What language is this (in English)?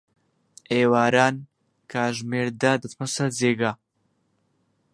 Central Kurdish